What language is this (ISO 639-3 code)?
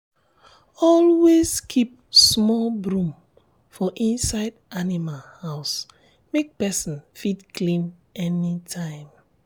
pcm